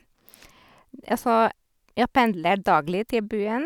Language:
Norwegian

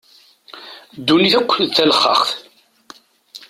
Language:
Kabyle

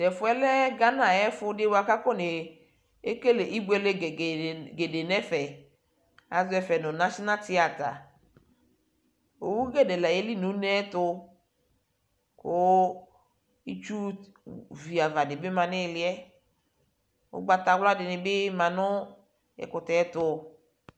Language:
Ikposo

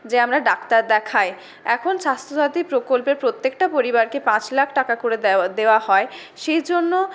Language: Bangla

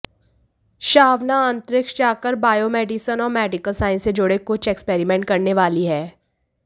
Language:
Hindi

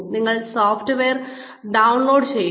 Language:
Malayalam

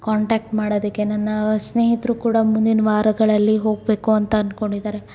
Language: Kannada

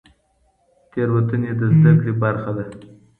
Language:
Pashto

